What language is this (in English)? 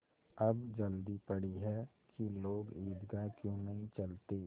Hindi